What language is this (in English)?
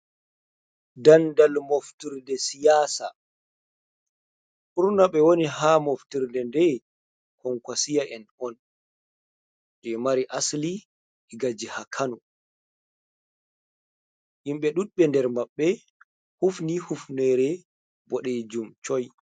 Fula